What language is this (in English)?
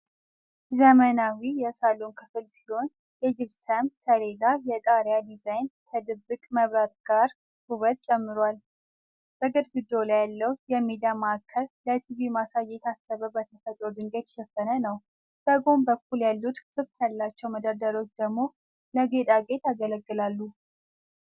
Amharic